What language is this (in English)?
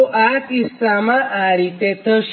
Gujarati